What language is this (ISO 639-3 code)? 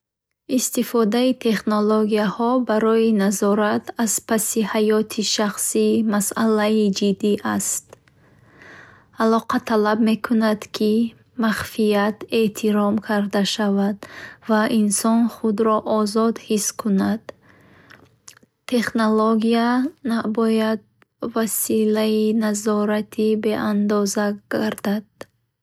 bhh